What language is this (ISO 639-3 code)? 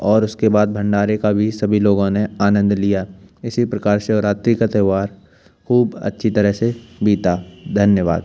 hin